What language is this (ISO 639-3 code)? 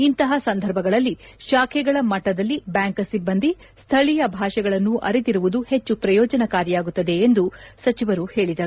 kan